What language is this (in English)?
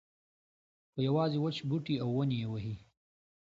Pashto